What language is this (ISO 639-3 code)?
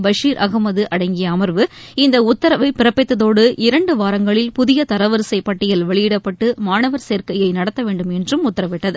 tam